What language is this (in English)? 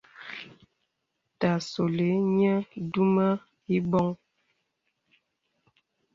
Bebele